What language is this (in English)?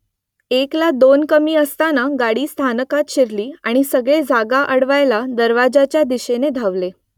Marathi